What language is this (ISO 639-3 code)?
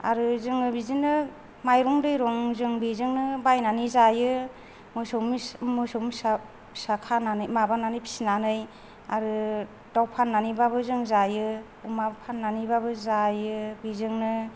brx